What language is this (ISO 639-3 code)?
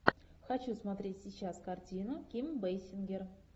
rus